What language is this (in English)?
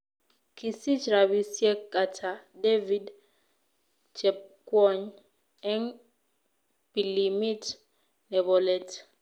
Kalenjin